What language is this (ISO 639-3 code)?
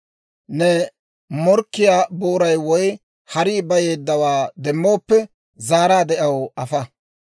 dwr